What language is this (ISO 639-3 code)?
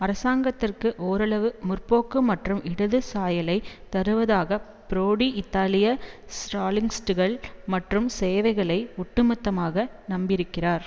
tam